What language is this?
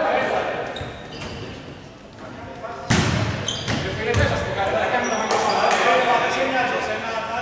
Greek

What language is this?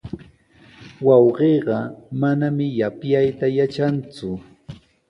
Sihuas Ancash Quechua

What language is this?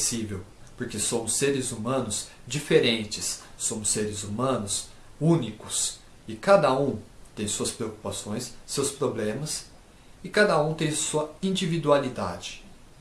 Portuguese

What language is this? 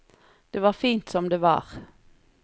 Norwegian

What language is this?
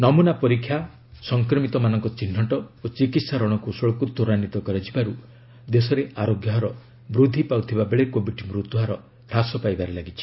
Odia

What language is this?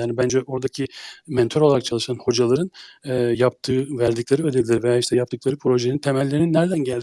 Turkish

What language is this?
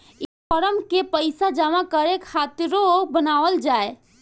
Bhojpuri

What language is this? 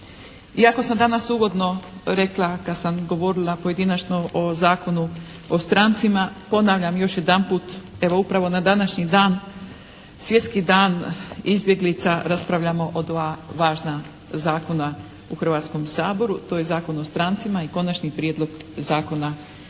Croatian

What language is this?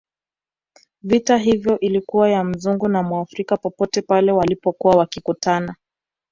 Swahili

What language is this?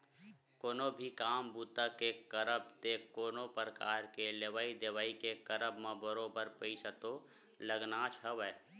Chhattisgarhi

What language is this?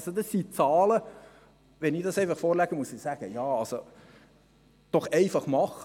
Swiss German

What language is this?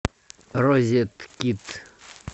Russian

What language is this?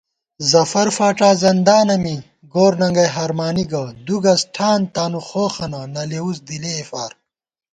Gawar-Bati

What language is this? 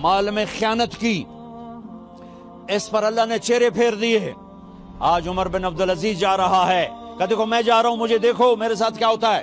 Urdu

